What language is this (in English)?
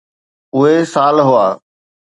Sindhi